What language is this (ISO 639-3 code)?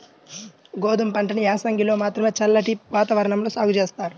tel